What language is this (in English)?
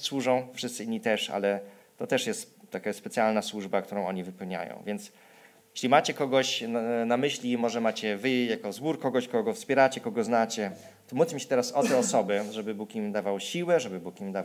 Polish